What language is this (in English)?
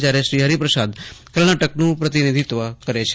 Gujarati